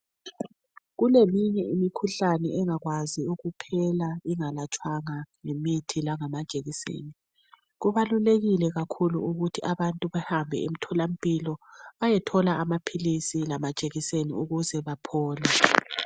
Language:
North Ndebele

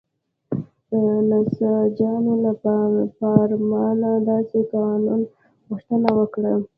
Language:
Pashto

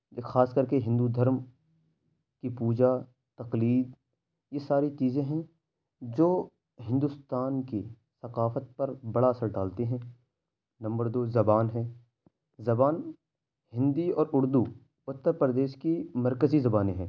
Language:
Urdu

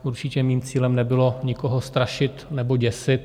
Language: Czech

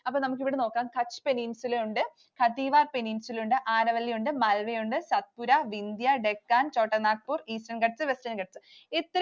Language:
Malayalam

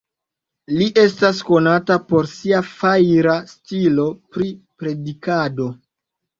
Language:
Esperanto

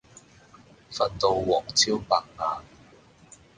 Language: Cantonese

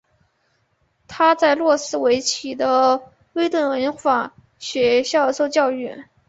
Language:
Chinese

